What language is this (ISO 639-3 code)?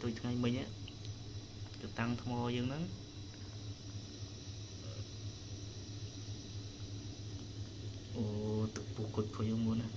vie